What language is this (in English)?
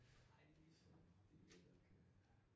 Danish